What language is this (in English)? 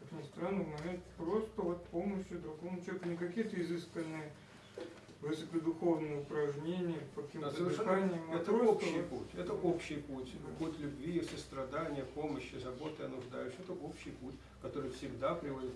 Russian